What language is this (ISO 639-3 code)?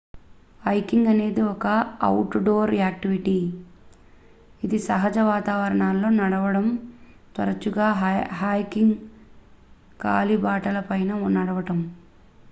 tel